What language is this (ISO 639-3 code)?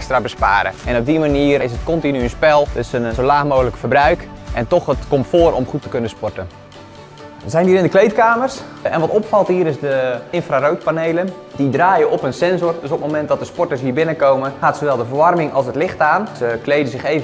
nld